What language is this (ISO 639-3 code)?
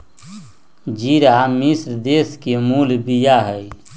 mag